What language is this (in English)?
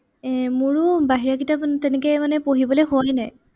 Assamese